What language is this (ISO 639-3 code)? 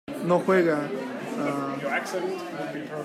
spa